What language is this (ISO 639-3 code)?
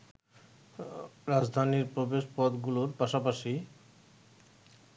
ben